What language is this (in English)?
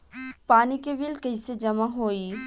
Bhojpuri